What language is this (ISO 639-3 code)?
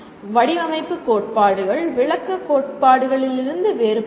tam